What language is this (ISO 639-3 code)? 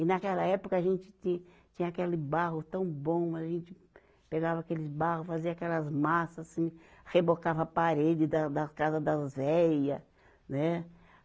por